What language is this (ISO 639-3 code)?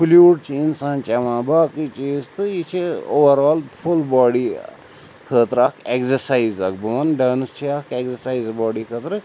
kas